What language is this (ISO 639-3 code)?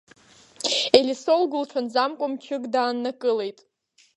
abk